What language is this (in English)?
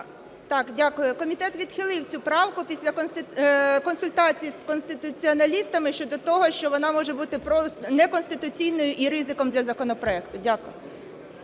Ukrainian